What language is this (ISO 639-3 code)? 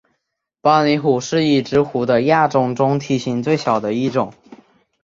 zho